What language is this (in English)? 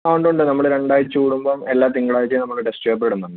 Malayalam